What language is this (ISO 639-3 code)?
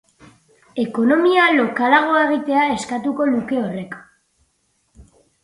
eus